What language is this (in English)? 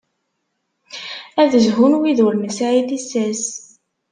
Kabyle